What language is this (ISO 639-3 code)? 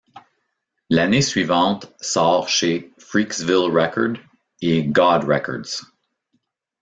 fra